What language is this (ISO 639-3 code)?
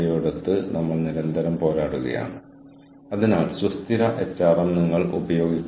mal